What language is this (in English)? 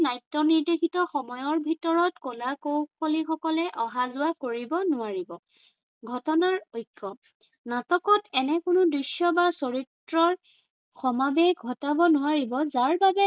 Assamese